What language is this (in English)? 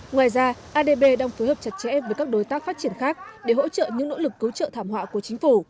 Vietnamese